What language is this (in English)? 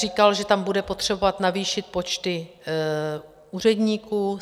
Czech